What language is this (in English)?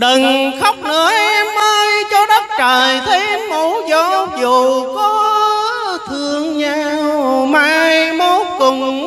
Vietnamese